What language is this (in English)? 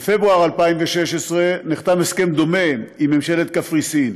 Hebrew